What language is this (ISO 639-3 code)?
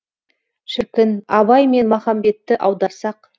kaz